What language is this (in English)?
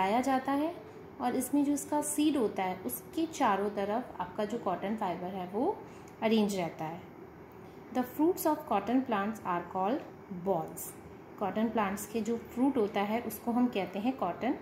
Hindi